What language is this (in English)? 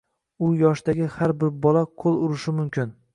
Uzbek